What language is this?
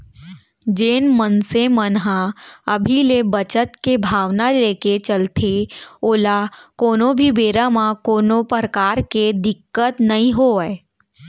Chhattisgarhi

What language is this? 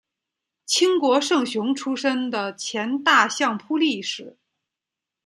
Chinese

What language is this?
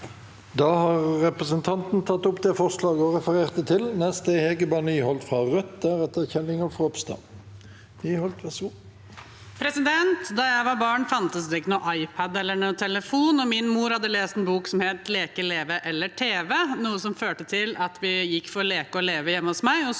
Norwegian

